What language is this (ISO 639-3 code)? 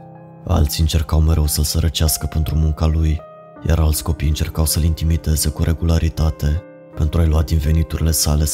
ron